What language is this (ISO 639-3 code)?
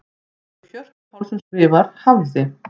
isl